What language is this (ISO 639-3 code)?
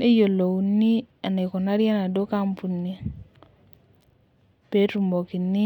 mas